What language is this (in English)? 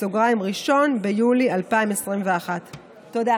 Hebrew